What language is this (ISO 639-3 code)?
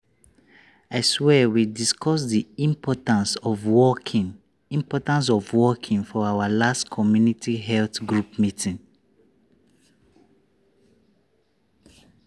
pcm